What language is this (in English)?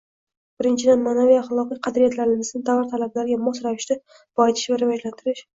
Uzbek